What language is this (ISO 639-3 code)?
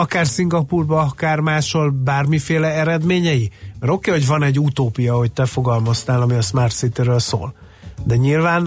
hun